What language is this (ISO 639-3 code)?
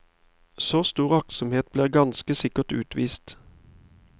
nor